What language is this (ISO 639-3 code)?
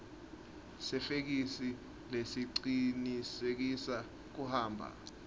ssw